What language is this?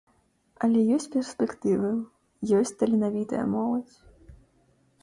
Belarusian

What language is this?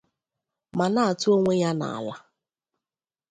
Igbo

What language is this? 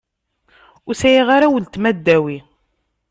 Kabyle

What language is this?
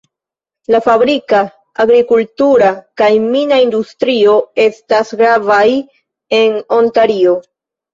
Esperanto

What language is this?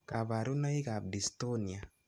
Kalenjin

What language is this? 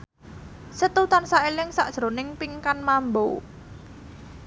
Javanese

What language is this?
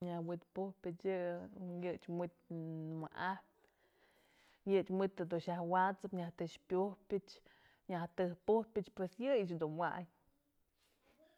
Mazatlán Mixe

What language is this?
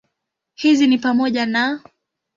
Swahili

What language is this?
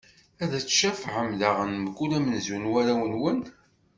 Kabyle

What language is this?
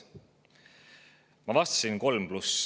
Estonian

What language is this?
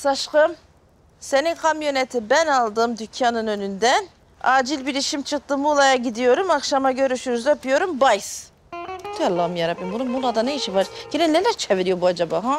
Turkish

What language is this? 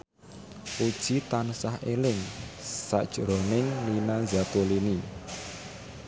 Javanese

